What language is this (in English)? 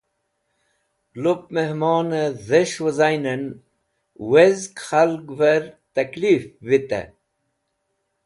Wakhi